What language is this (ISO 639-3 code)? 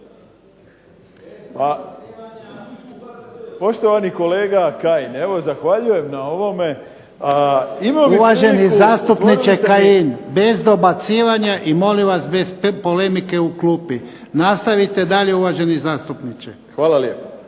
hrv